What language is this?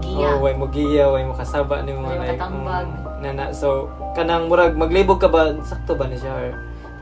Filipino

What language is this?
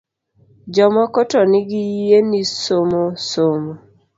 Luo (Kenya and Tanzania)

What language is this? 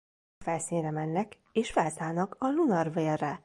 Hungarian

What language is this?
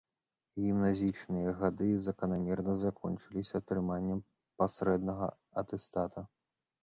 Belarusian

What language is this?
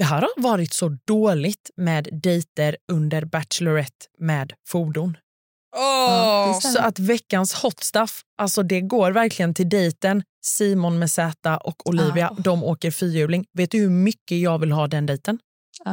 Swedish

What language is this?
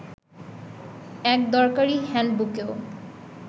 Bangla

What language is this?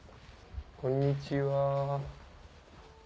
Japanese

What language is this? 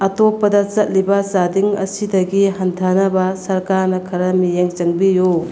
Manipuri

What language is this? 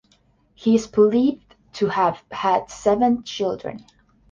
English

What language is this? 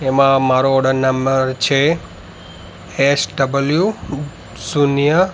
Gujarati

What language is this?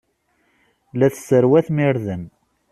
Kabyle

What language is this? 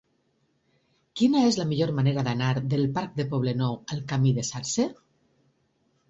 Catalan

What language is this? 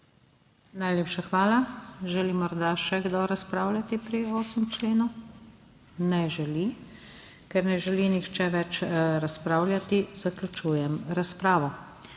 Slovenian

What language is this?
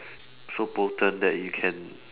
English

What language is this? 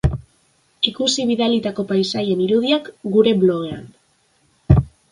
Basque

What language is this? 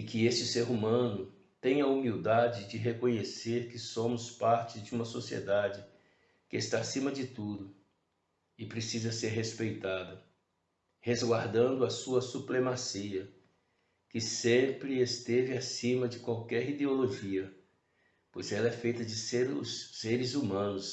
Portuguese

